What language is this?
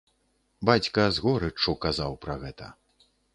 Belarusian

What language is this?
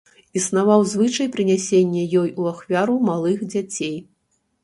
Belarusian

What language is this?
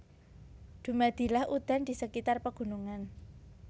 Javanese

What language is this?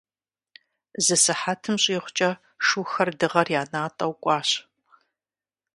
Kabardian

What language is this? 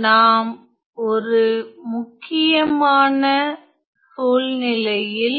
Tamil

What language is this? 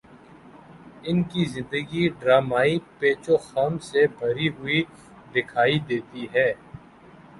Urdu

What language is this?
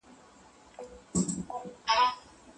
Pashto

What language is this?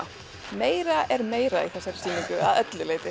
Icelandic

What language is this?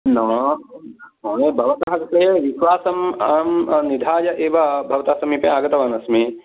Sanskrit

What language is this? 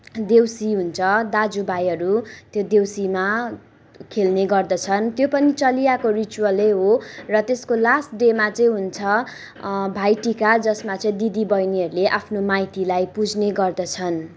Nepali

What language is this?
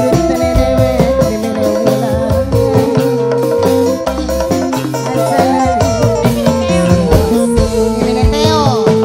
Indonesian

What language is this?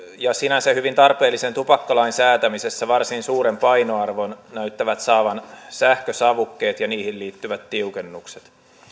Finnish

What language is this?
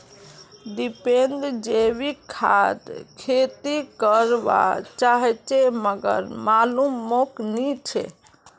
Magahi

